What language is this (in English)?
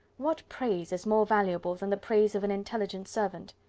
English